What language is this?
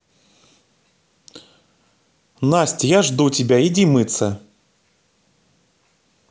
Russian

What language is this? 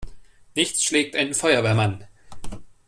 German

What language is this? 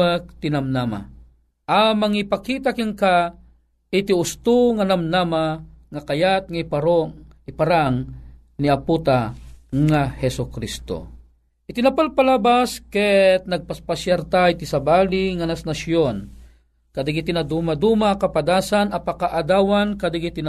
Filipino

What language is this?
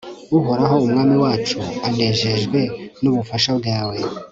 Kinyarwanda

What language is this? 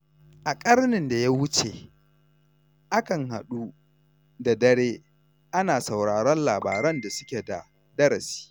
Hausa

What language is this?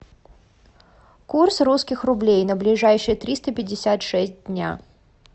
Russian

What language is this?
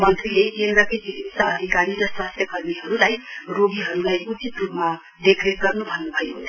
Nepali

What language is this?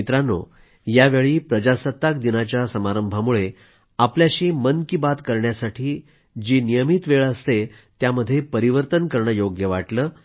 Marathi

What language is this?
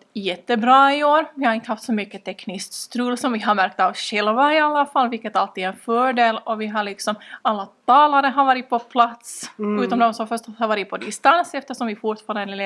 Swedish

